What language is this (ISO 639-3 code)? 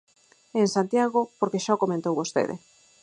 glg